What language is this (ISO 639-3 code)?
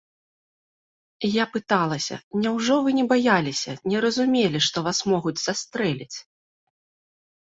bel